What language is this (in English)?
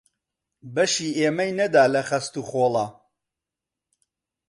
Central Kurdish